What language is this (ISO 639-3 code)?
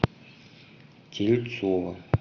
rus